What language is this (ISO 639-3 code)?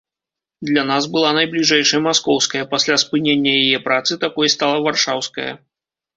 bel